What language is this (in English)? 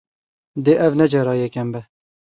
Kurdish